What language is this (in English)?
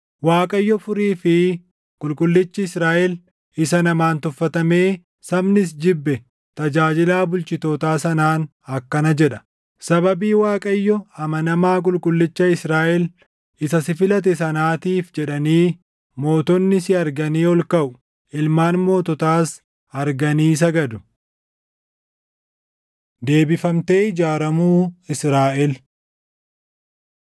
Oromo